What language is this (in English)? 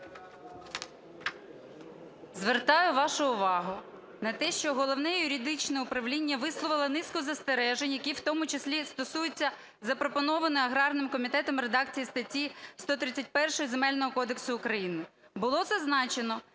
Ukrainian